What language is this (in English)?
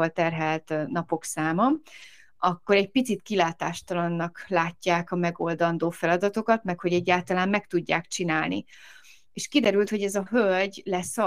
Hungarian